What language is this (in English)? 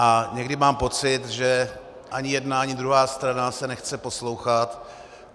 Czech